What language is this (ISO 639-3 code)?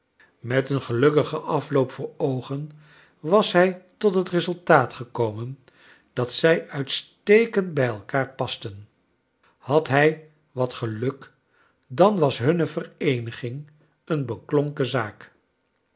nld